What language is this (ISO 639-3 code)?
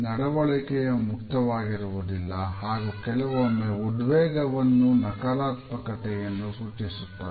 kan